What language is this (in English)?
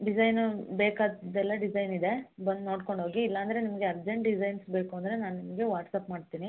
Kannada